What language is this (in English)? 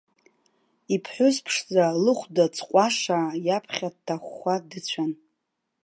Abkhazian